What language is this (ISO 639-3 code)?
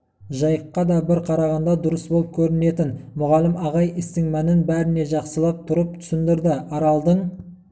kaz